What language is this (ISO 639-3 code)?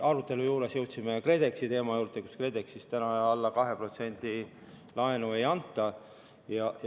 est